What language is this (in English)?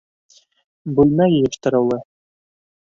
Bashkir